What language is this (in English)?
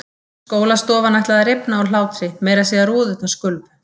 Icelandic